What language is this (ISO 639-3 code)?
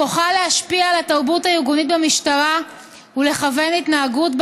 heb